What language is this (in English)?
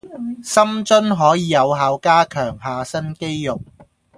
Cantonese